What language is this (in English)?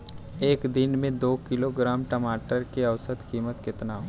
Bhojpuri